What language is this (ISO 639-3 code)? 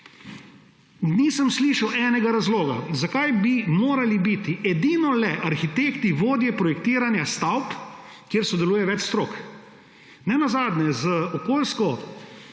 slv